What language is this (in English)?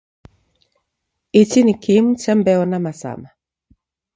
Taita